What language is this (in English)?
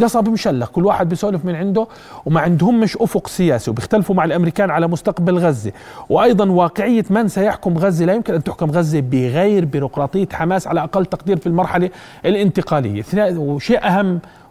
Arabic